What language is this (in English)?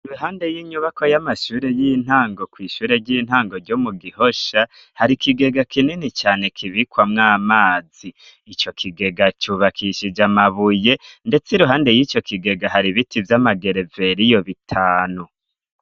Rundi